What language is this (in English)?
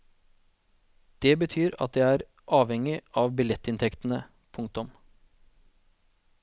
Norwegian